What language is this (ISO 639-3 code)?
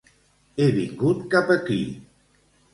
cat